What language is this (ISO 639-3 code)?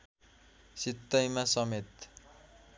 nep